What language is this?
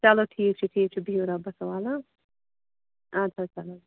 Kashmiri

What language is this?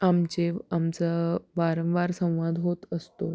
Marathi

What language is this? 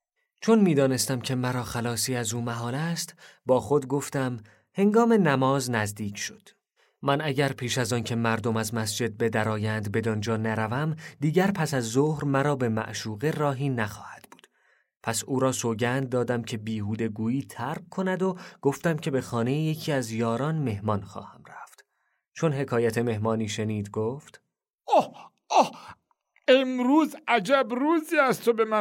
Persian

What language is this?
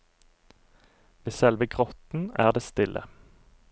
Norwegian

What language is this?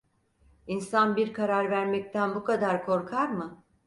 Turkish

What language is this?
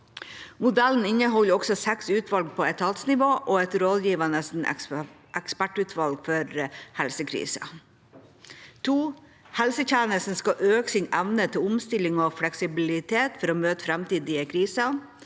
Norwegian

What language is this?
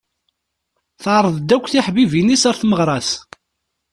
Kabyle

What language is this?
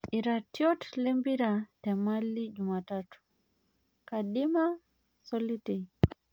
Masai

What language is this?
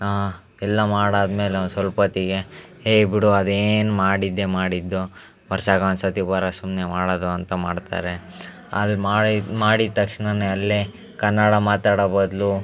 Kannada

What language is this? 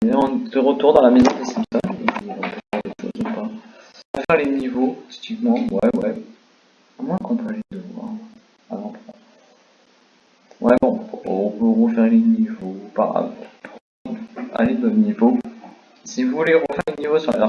French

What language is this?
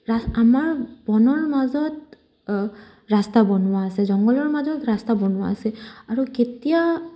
Assamese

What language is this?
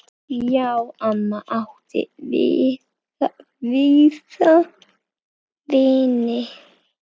Icelandic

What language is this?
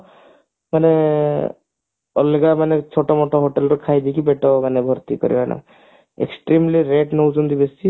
Odia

